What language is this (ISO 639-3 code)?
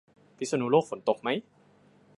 tha